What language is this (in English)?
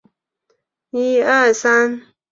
Chinese